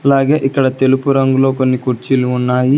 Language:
Telugu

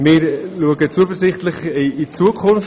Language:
Swiss German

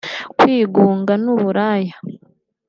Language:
Kinyarwanda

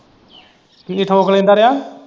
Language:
Punjabi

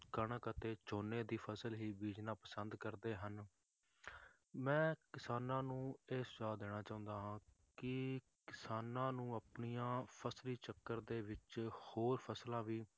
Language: Punjabi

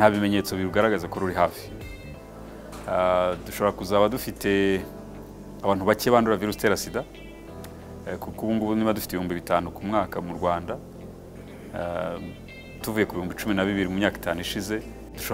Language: Russian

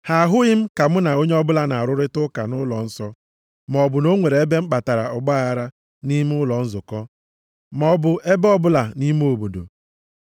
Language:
Igbo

